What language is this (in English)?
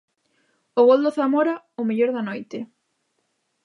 Galician